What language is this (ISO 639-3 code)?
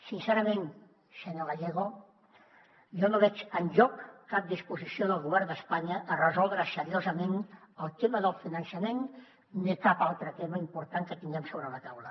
cat